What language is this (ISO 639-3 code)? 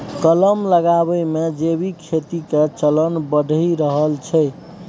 mai